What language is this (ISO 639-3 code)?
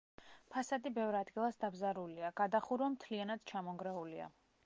kat